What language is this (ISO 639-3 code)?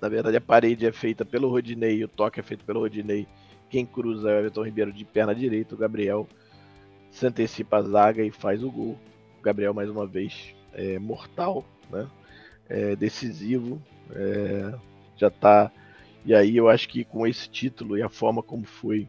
por